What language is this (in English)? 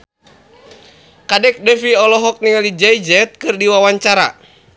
Sundanese